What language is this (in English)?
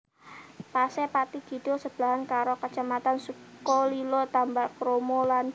Javanese